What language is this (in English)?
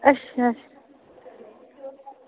Dogri